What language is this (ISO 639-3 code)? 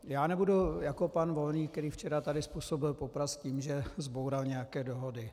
ces